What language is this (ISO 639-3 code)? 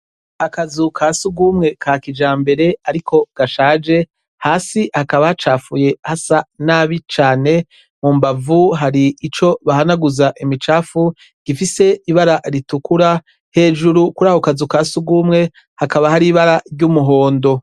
run